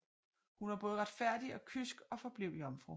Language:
Danish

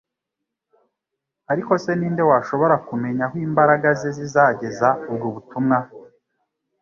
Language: Kinyarwanda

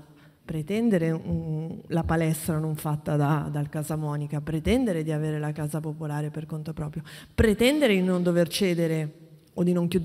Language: Italian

